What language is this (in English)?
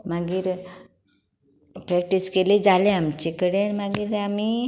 Konkani